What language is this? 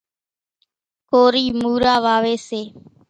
Kachi Koli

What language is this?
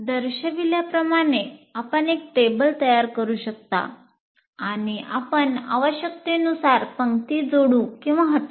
Marathi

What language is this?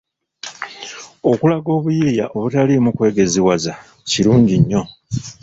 Ganda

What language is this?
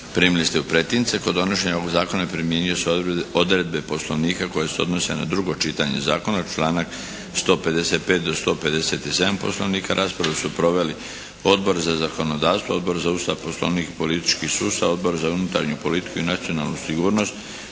Croatian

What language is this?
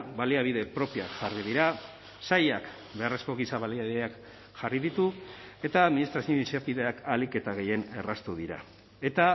Basque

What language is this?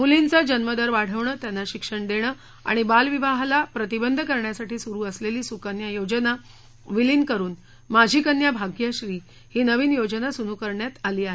Marathi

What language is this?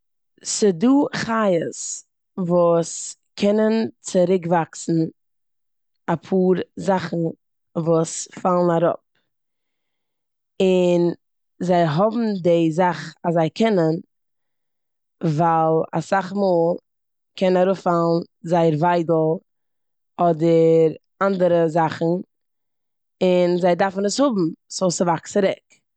Yiddish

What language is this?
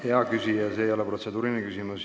Estonian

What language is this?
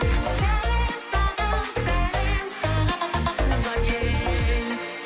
Kazakh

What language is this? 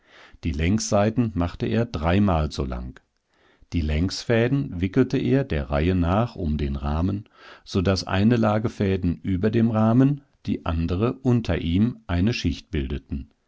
German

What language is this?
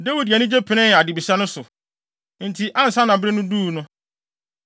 Akan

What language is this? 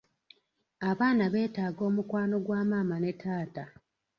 Ganda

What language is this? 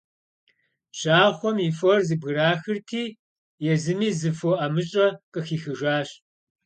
Kabardian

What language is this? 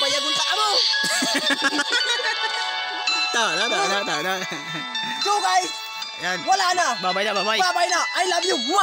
Indonesian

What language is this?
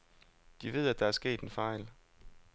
Danish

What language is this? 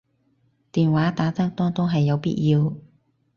Cantonese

